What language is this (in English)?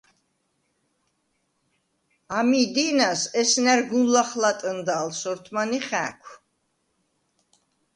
Svan